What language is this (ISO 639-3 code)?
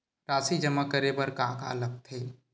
hne